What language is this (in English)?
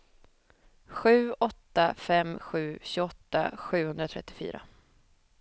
Swedish